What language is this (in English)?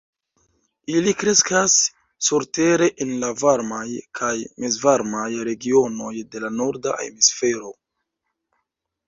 Esperanto